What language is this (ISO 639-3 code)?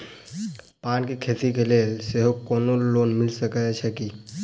mai